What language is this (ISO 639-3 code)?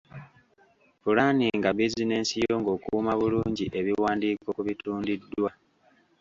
lug